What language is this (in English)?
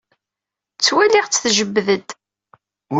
Kabyle